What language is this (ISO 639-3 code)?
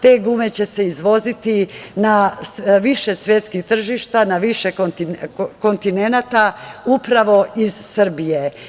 srp